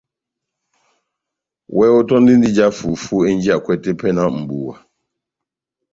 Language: Batanga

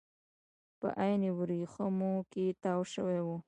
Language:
Pashto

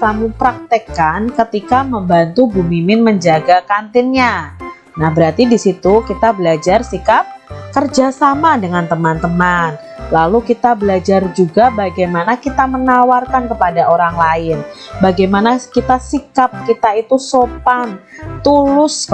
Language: Indonesian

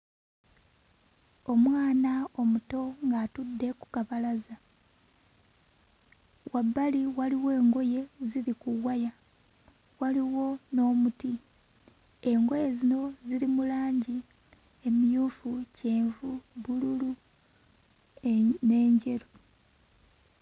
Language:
Ganda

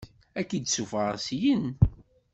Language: Kabyle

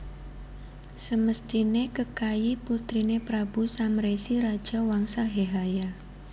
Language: Javanese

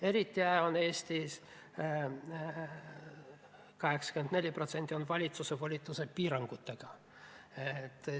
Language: Estonian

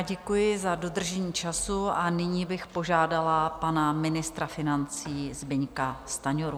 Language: Czech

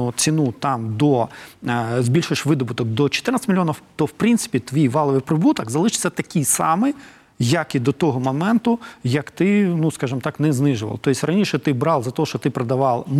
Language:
Ukrainian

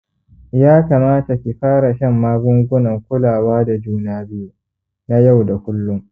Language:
Hausa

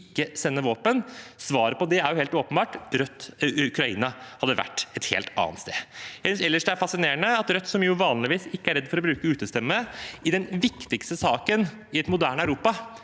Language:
Norwegian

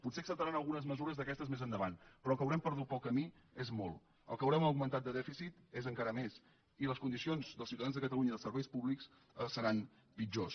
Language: Catalan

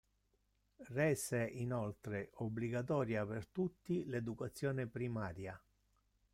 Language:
Italian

